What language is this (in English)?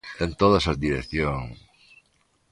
Galician